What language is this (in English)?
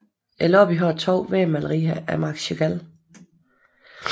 Danish